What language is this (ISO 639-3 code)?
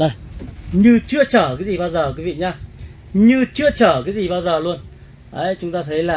vie